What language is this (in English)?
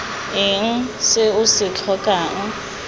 Tswana